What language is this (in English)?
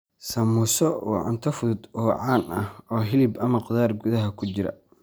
Somali